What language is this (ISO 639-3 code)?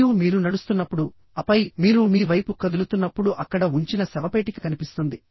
tel